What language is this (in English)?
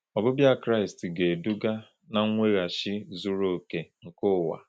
Igbo